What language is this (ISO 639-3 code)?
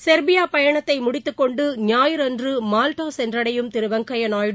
tam